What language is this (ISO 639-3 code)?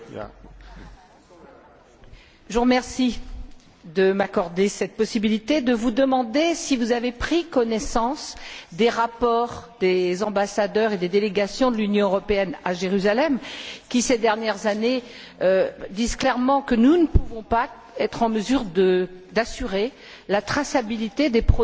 fra